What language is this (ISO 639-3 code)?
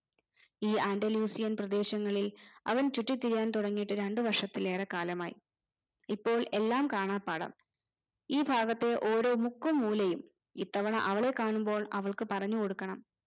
mal